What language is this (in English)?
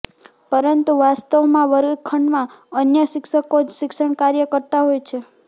Gujarati